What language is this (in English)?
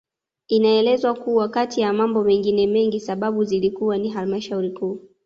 Swahili